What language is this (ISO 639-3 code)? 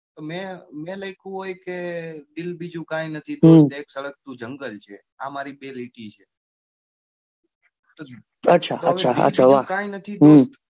guj